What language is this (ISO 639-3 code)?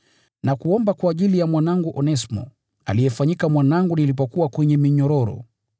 swa